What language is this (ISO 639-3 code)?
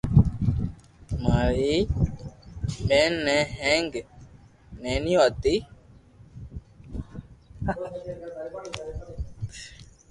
lrk